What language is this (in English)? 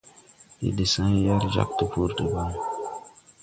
Tupuri